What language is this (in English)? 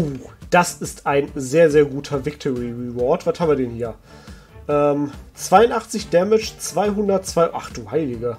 German